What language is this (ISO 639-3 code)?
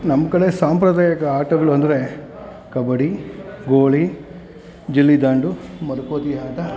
kan